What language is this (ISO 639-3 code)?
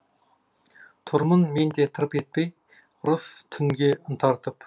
kaz